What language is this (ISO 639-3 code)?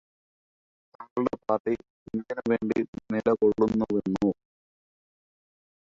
mal